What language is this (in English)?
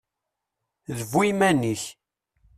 Kabyle